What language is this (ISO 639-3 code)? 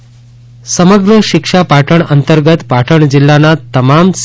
guj